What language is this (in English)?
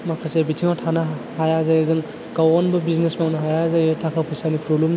Bodo